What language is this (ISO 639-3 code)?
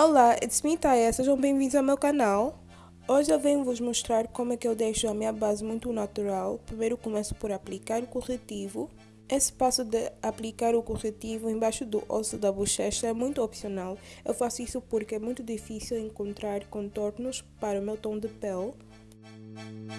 por